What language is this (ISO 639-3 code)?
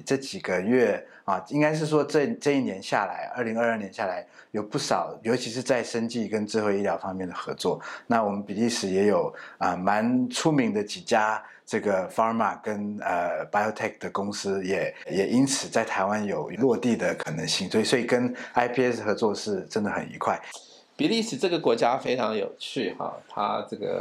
zho